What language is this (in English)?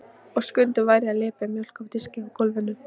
Icelandic